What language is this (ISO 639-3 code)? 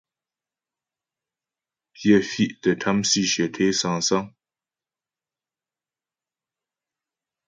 bbj